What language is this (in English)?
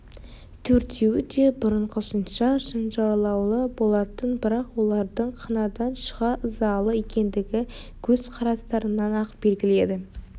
Kazakh